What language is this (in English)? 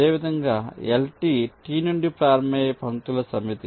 Telugu